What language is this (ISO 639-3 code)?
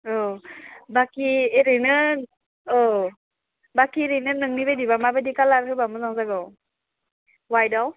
brx